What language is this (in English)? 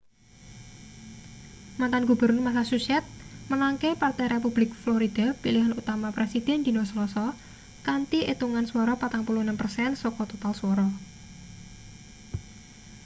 Javanese